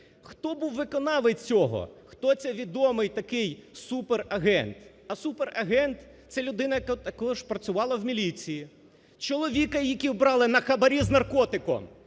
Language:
Ukrainian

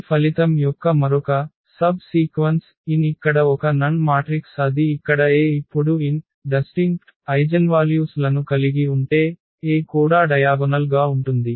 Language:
Telugu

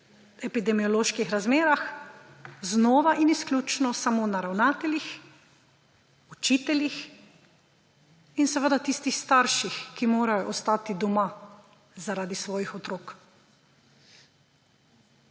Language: Slovenian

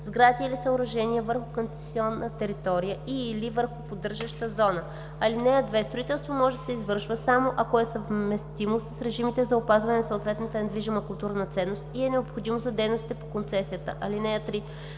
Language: Bulgarian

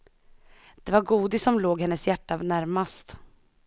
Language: Swedish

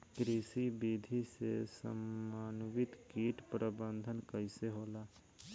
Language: Bhojpuri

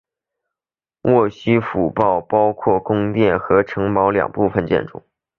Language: Chinese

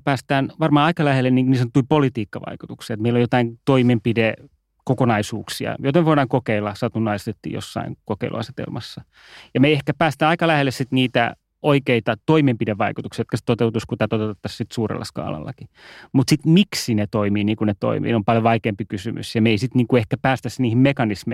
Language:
Finnish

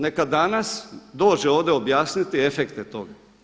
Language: Croatian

